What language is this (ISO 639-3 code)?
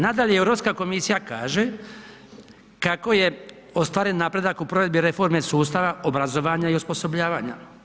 hrv